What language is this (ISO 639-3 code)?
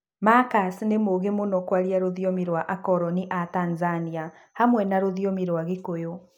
kik